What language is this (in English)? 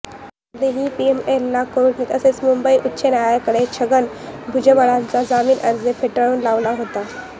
Marathi